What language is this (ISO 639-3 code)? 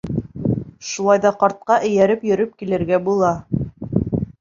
bak